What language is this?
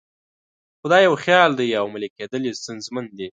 Pashto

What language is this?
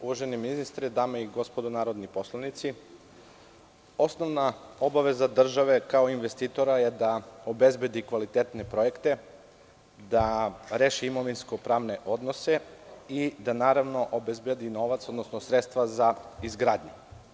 Serbian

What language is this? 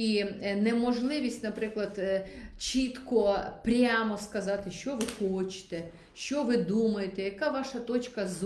Ukrainian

